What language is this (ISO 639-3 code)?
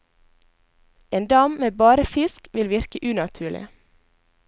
nor